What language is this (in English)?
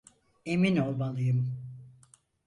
Turkish